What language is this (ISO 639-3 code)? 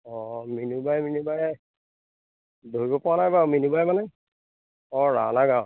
asm